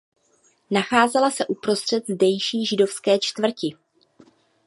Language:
Czech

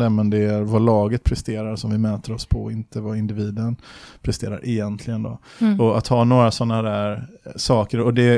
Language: Swedish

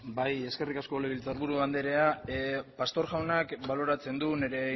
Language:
Basque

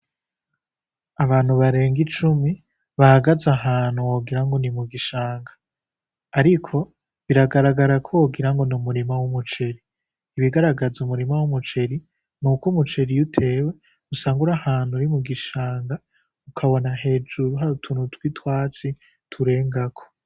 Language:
Rundi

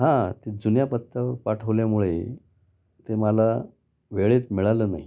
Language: Marathi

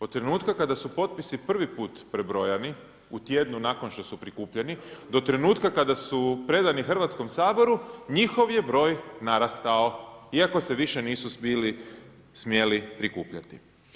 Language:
Croatian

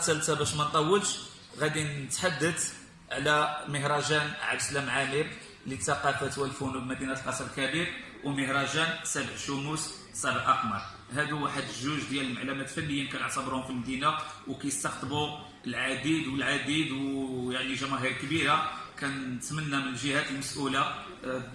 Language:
Arabic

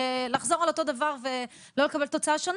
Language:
Hebrew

